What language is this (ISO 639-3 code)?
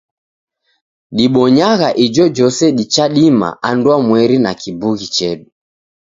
dav